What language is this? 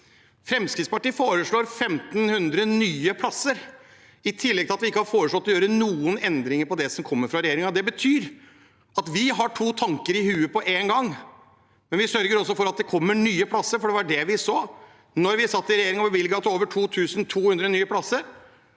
Norwegian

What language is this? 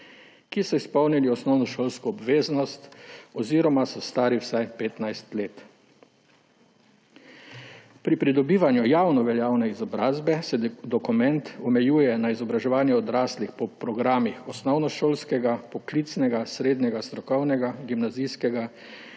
Slovenian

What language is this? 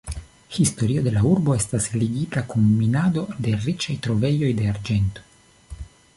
Esperanto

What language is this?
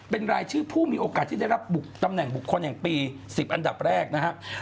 Thai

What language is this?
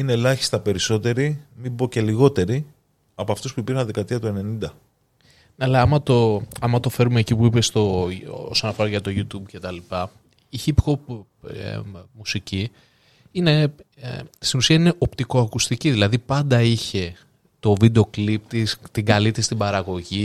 Greek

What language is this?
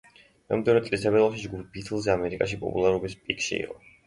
Georgian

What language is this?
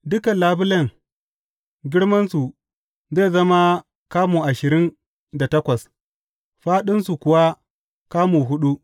Hausa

